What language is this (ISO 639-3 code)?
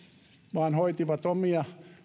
fin